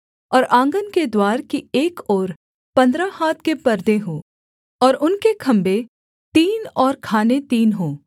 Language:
Hindi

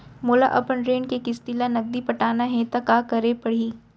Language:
Chhattisgarhi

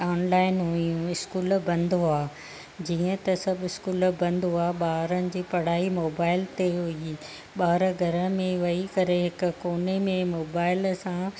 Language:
Sindhi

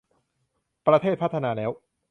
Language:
Thai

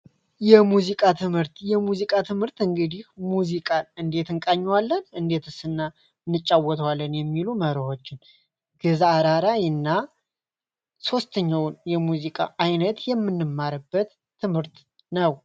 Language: Amharic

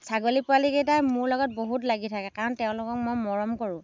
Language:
Assamese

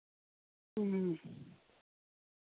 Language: Santali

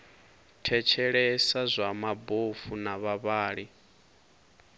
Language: Venda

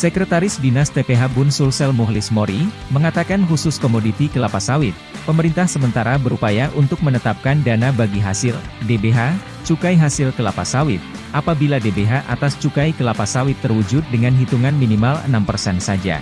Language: Indonesian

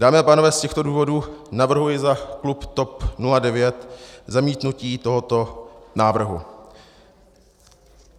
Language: Czech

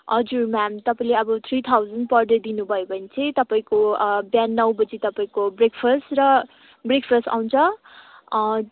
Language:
Nepali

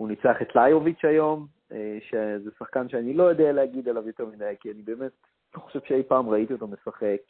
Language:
Hebrew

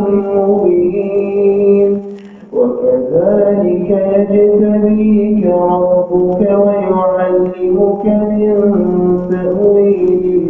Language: Arabic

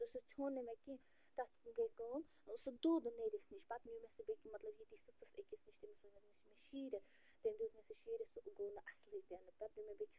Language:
Kashmiri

